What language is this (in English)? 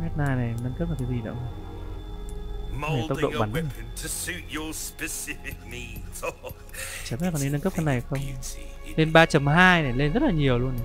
Vietnamese